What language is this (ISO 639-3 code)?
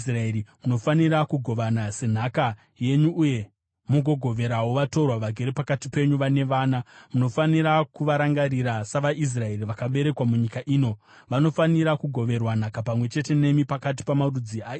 sna